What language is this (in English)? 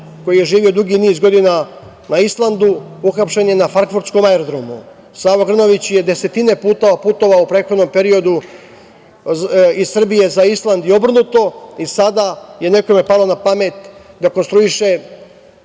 Serbian